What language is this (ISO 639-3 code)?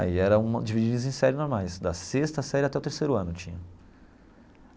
por